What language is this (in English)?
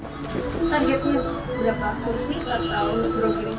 Indonesian